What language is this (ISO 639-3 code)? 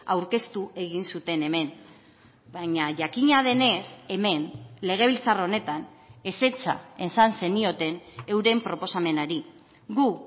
eus